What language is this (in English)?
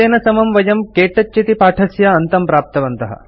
Sanskrit